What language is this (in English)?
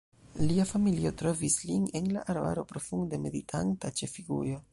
Esperanto